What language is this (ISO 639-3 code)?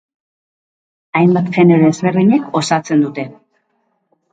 eus